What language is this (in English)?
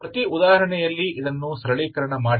Kannada